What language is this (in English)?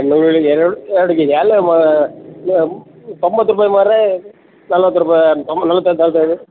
Kannada